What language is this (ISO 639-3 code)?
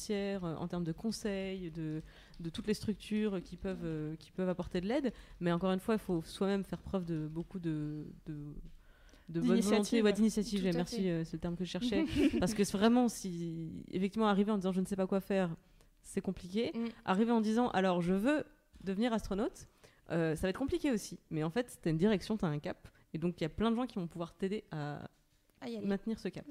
fra